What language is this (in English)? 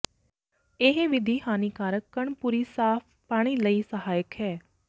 Punjabi